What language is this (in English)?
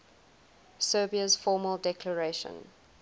English